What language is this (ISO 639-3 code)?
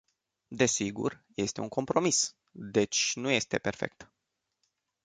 ron